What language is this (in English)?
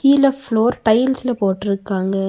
Tamil